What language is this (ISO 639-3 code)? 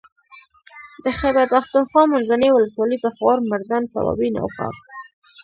pus